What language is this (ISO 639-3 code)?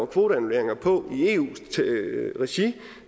dan